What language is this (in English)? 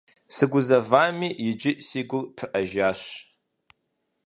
Kabardian